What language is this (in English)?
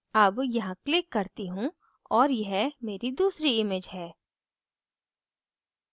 Hindi